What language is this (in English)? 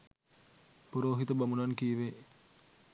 Sinhala